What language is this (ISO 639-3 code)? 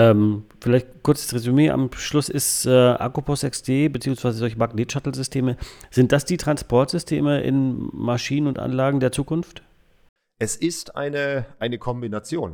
deu